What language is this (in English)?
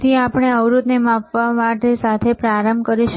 Gujarati